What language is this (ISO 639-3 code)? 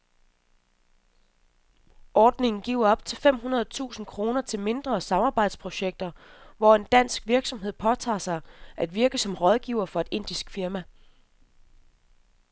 dan